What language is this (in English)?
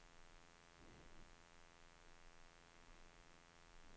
Swedish